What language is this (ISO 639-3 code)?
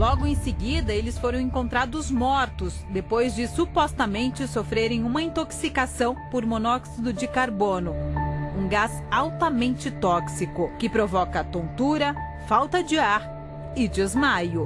por